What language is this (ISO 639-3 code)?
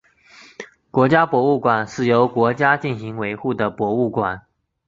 zho